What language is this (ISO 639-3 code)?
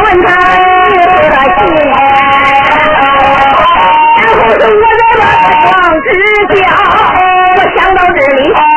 zho